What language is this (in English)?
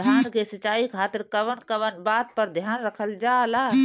Bhojpuri